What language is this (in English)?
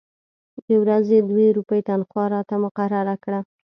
Pashto